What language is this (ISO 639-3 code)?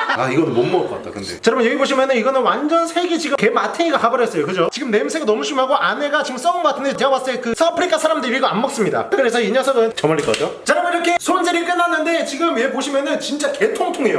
kor